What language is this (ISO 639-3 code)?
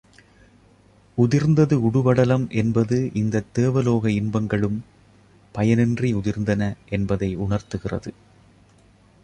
tam